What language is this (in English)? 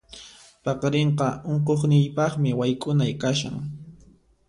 Puno Quechua